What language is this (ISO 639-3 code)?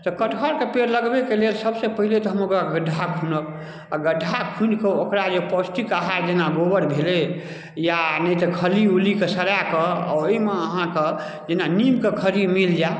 mai